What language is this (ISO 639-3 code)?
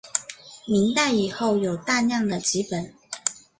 zho